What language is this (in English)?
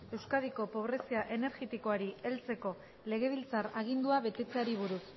Basque